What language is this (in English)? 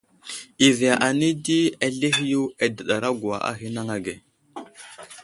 Wuzlam